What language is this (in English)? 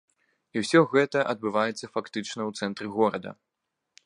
Belarusian